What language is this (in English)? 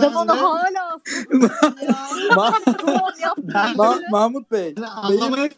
Turkish